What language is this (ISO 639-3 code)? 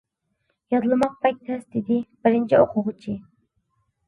uig